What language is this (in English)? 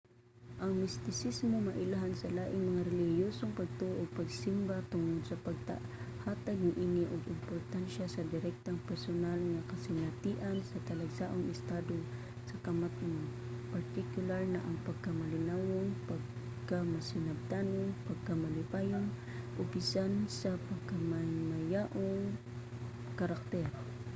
Cebuano